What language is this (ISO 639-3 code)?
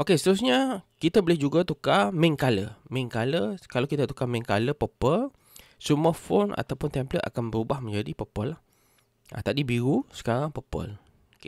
msa